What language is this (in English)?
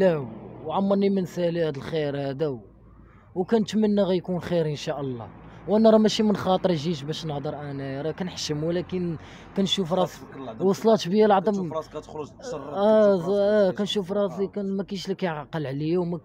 Arabic